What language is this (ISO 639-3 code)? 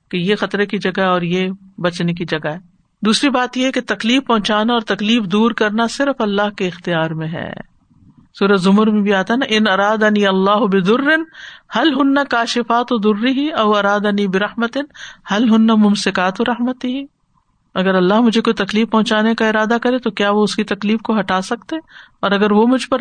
urd